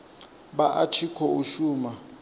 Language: Venda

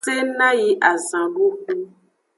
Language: Aja (Benin)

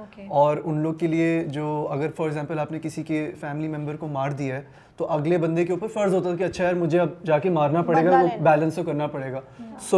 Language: Urdu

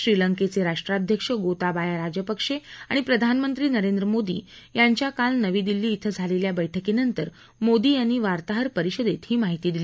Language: Marathi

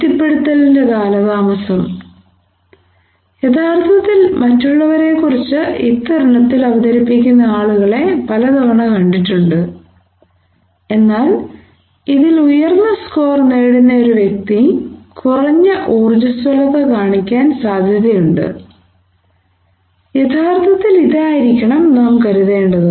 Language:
Malayalam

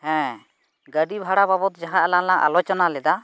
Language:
Santali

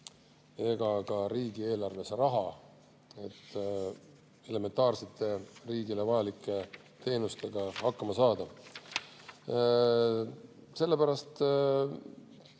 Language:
Estonian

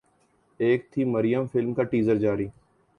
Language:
Urdu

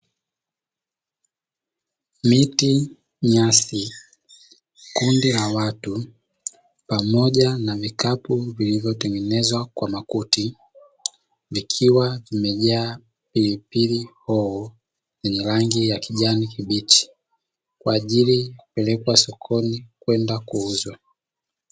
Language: Swahili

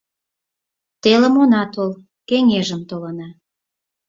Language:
Mari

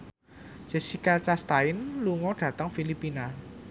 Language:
Javanese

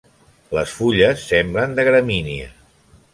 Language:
Catalan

